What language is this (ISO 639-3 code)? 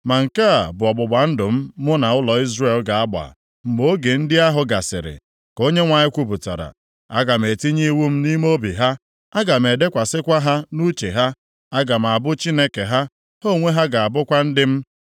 ibo